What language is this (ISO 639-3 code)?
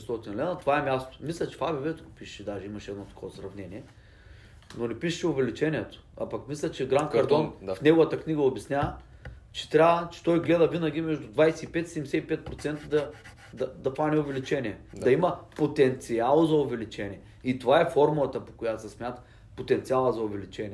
bul